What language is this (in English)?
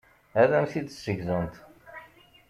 Kabyle